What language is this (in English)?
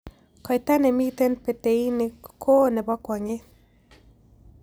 Kalenjin